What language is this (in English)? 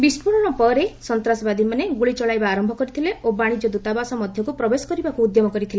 Odia